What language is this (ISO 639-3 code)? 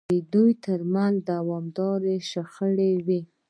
pus